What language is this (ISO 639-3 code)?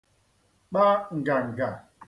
ibo